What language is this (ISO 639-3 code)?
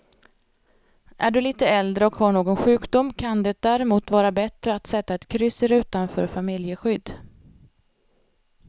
swe